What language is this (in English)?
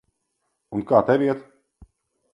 Latvian